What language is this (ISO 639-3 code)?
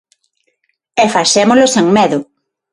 glg